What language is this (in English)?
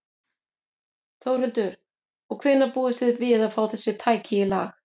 Icelandic